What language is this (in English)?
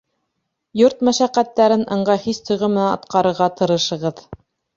Bashkir